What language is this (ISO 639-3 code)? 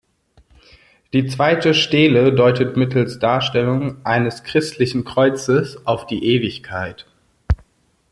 deu